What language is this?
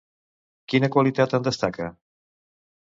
Catalan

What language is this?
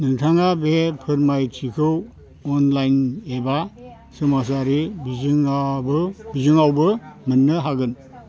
Bodo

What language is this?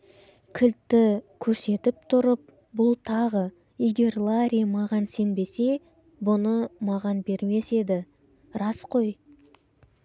Kazakh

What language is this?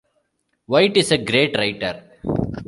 English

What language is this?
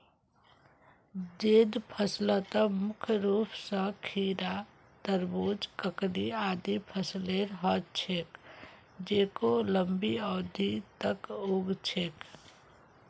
Magahi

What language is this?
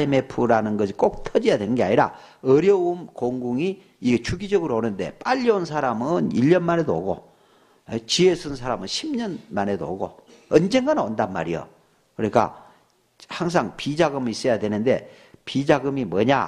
Korean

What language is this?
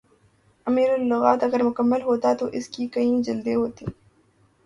Urdu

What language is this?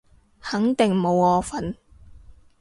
Cantonese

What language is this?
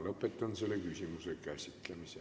Estonian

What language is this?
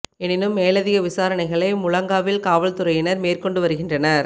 Tamil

